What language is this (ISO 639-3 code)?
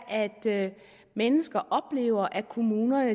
dan